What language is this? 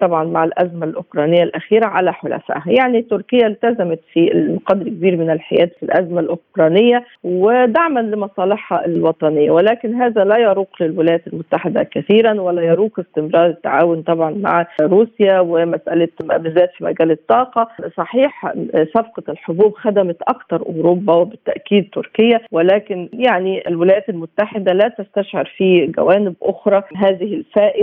Arabic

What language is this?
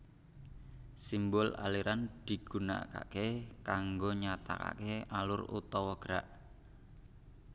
Javanese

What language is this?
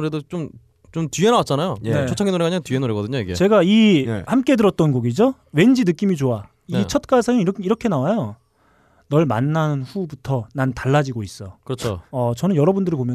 Korean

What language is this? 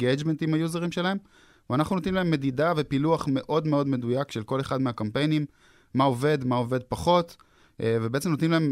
Hebrew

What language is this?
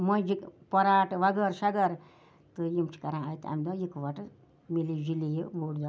Kashmiri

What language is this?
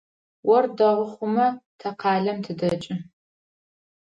Adyghe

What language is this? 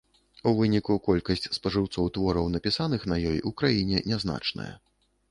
Belarusian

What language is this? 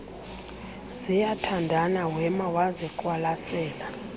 Xhosa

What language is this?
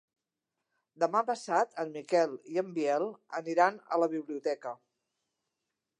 Catalan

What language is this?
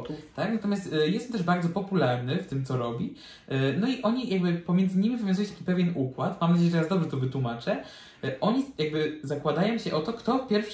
Polish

